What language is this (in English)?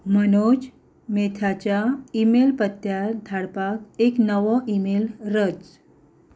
Konkani